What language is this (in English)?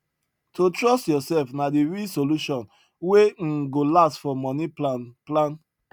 Nigerian Pidgin